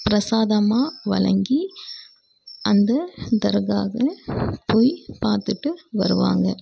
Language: Tamil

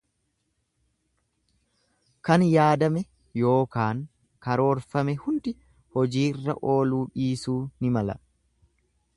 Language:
Oromo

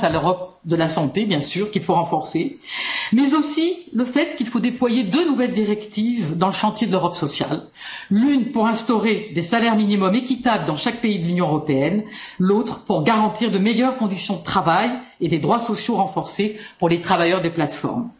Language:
French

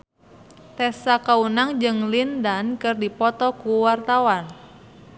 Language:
Sundanese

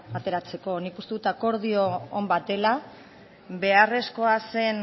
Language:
Basque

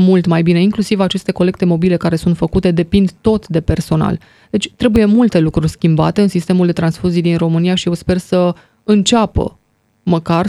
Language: Romanian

